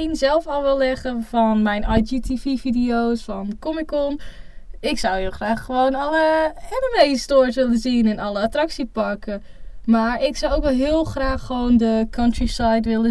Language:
Dutch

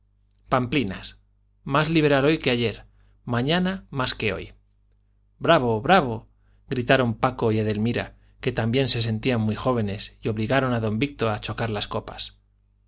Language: Spanish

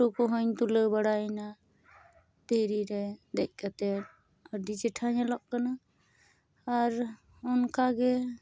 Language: Santali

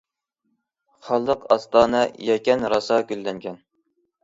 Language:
Uyghur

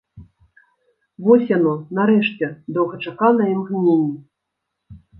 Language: Belarusian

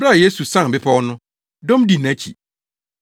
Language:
Akan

